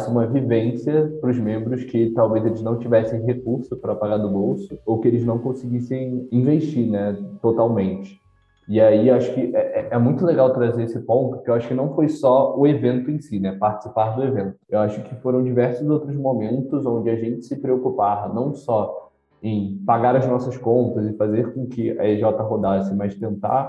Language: Portuguese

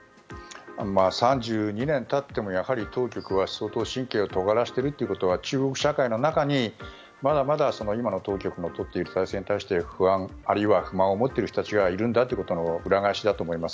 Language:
Japanese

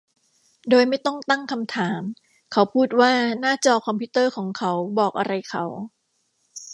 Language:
Thai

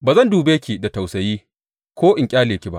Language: Hausa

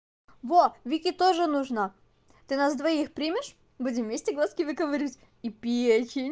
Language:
Russian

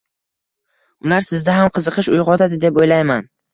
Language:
Uzbek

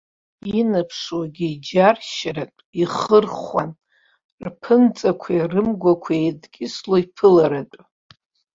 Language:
Abkhazian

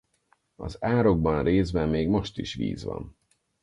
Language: Hungarian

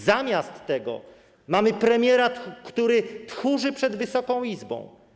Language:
Polish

